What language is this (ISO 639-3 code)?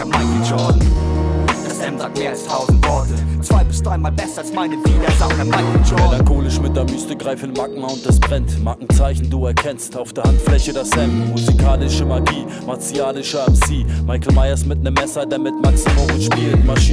deu